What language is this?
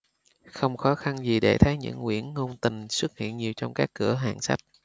Vietnamese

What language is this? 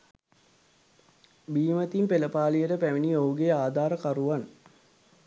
Sinhala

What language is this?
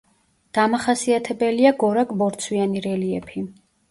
Georgian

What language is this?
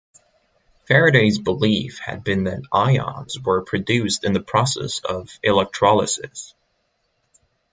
English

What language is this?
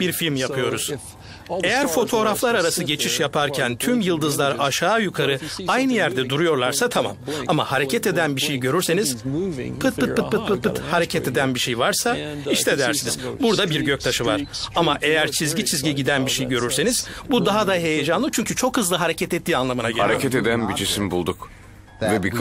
Turkish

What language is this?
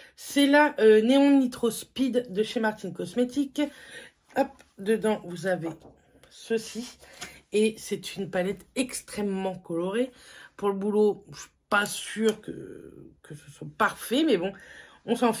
French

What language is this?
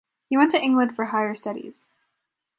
English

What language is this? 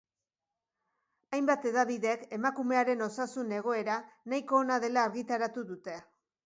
Basque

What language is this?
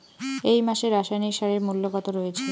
Bangla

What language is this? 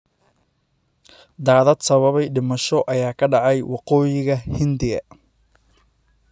Somali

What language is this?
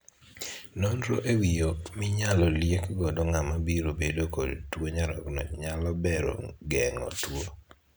Luo (Kenya and Tanzania)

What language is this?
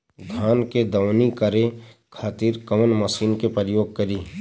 Bhojpuri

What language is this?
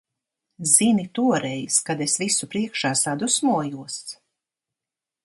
Latvian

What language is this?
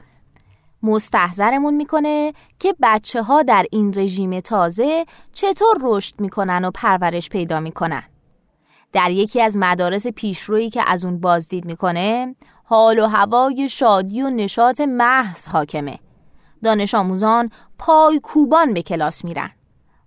Persian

